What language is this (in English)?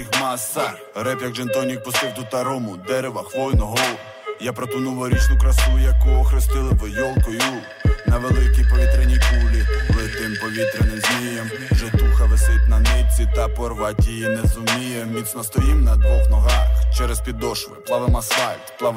Ukrainian